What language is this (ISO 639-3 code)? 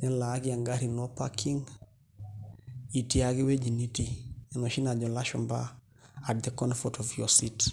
mas